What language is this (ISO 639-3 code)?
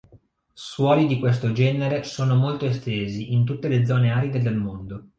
ita